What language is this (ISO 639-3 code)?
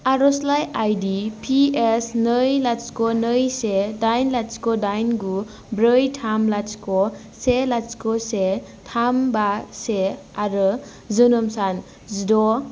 brx